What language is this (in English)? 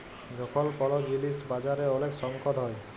Bangla